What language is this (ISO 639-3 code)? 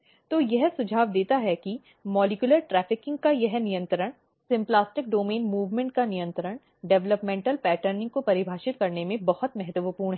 hin